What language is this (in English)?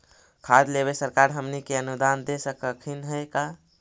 Magahi